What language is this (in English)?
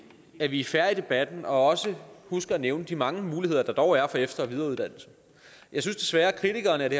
Danish